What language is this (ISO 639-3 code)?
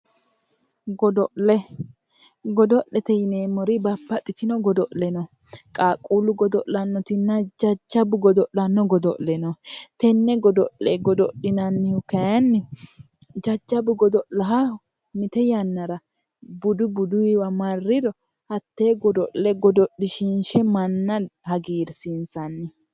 sid